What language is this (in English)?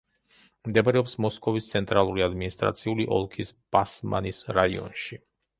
Georgian